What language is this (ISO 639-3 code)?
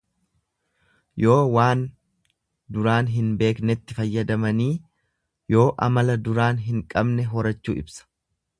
orm